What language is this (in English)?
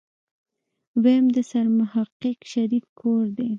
Pashto